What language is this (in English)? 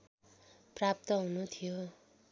Nepali